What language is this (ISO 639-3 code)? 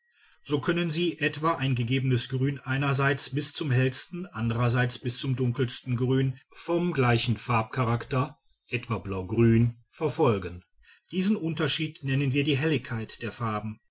deu